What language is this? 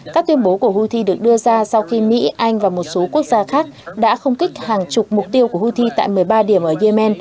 Vietnamese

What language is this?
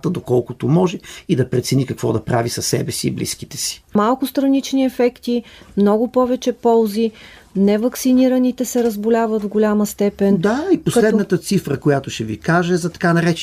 Bulgarian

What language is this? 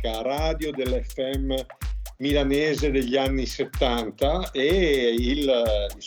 Italian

